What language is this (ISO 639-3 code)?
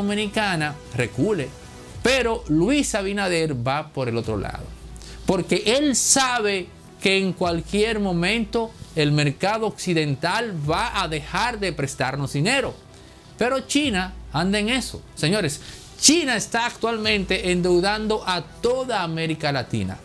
spa